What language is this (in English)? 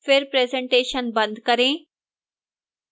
Hindi